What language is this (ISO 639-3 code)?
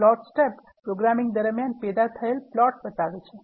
guj